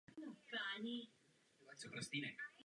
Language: Czech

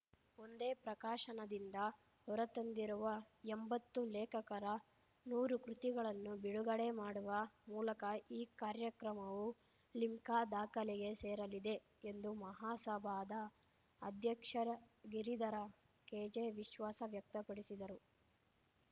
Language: Kannada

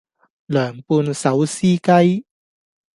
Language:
Cantonese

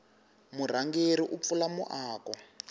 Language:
Tsonga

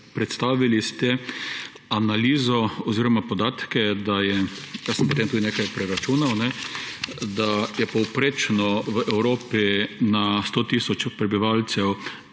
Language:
Slovenian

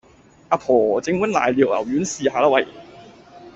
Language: Cantonese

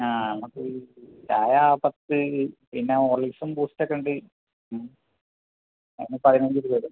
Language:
Malayalam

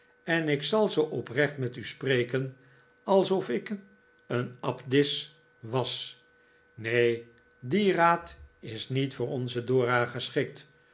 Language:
Dutch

